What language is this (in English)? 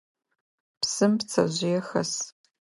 Adyghe